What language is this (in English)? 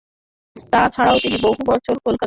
Bangla